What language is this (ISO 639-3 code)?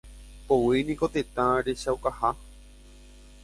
grn